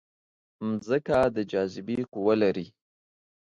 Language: Pashto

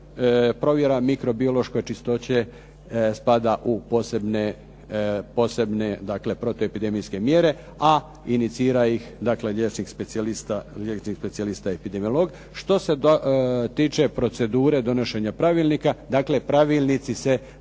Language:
Croatian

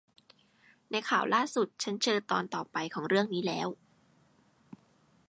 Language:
Thai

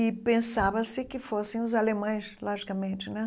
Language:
Portuguese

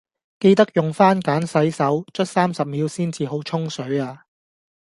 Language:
Cantonese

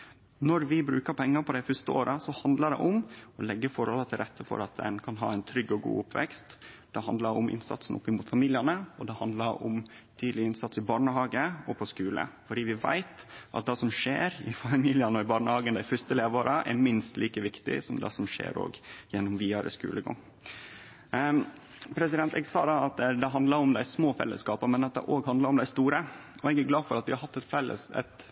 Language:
Norwegian Nynorsk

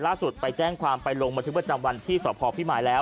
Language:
Thai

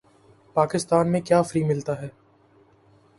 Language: Urdu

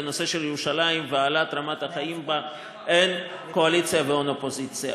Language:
Hebrew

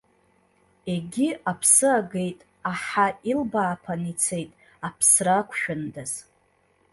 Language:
Abkhazian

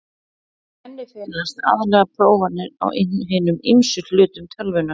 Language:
Icelandic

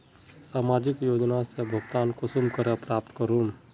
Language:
Magahi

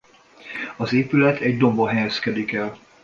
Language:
Hungarian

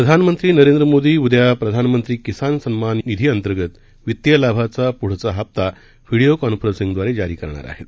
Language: Marathi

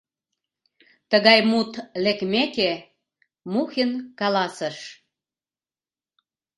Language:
Mari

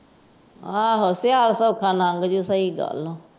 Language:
Punjabi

